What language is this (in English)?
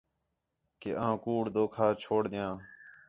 Khetrani